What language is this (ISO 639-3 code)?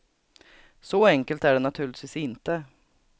swe